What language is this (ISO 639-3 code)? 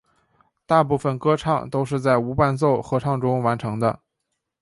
zho